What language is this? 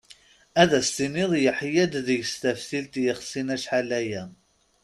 Kabyle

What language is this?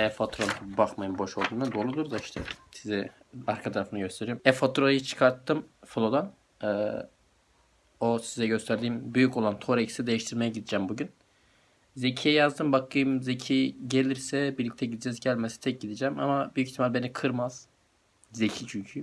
Turkish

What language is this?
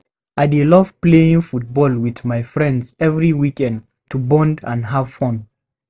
Nigerian Pidgin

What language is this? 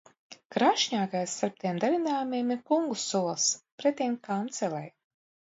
Latvian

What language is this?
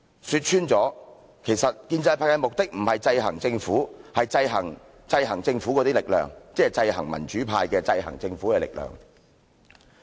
Cantonese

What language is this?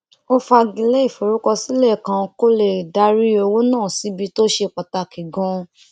Yoruba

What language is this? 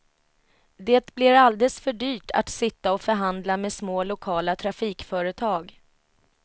Swedish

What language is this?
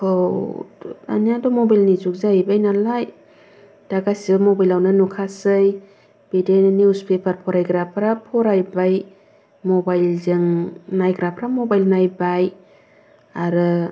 Bodo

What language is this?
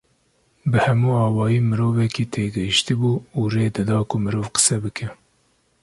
Kurdish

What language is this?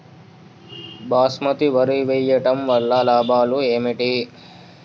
Telugu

